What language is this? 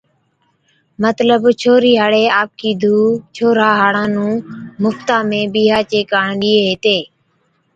Od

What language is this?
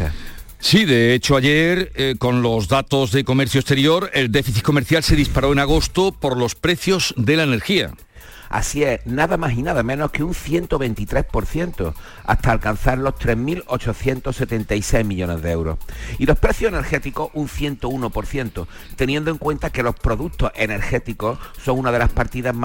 Spanish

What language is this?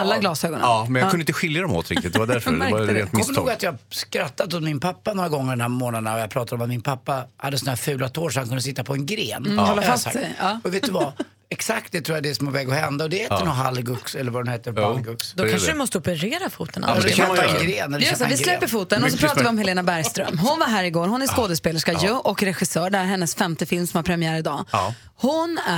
Swedish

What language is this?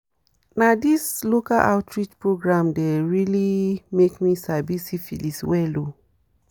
Nigerian Pidgin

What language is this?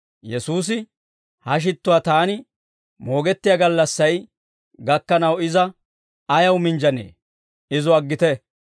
Dawro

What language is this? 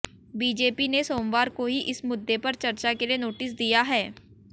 Hindi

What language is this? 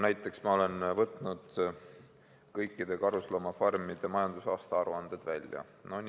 Estonian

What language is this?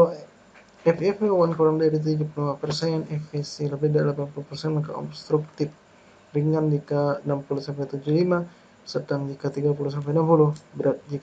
Indonesian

